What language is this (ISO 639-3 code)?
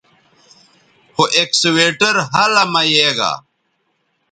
btv